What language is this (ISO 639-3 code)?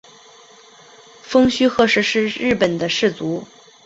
zho